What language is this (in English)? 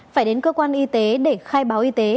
Vietnamese